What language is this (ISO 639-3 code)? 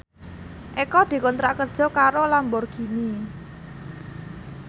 jav